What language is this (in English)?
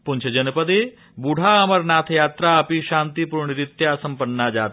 Sanskrit